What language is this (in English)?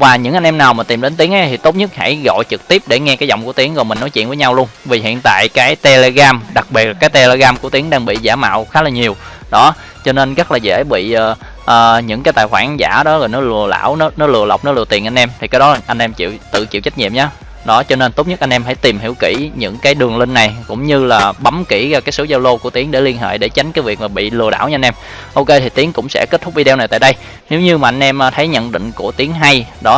Vietnamese